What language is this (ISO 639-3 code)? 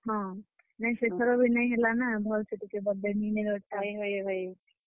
ori